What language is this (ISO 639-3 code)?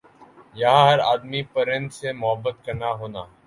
urd